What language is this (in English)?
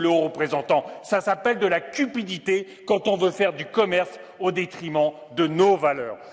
French